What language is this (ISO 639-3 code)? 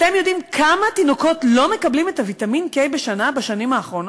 heb